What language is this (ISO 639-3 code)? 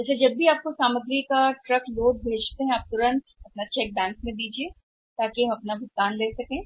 hin